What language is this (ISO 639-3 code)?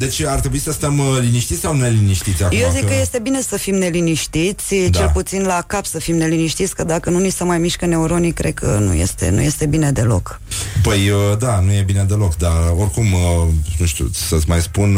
ron